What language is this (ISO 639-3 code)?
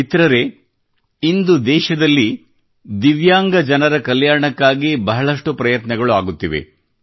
kan